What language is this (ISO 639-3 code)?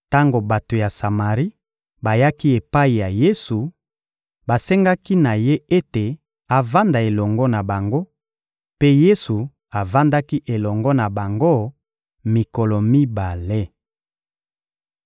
lin